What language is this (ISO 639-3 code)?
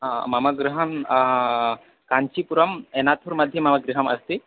san